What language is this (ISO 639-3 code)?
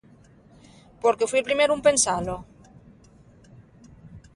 ast